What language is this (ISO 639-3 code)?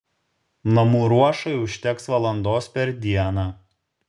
lit